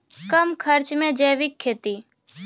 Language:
Maithili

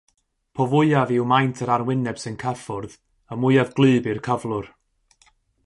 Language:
Welsh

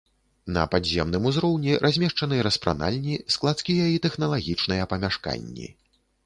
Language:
Belarusian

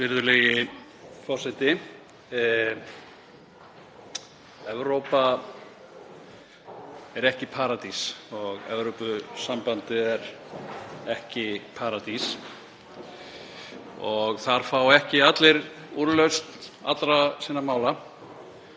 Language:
Icelandic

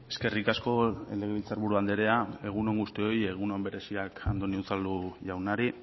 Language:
Basque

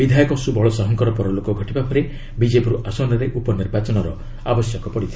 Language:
Odia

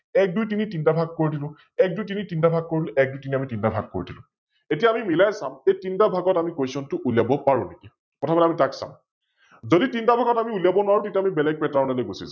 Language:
Assamese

